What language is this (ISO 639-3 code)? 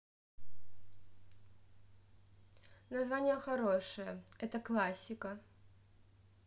rus